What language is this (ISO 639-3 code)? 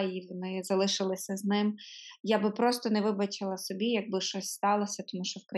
ukr